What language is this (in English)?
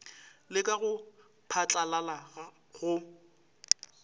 Northern Sotho